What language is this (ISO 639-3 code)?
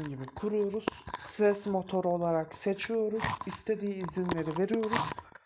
tur